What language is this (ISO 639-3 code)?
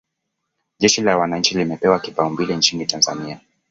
swa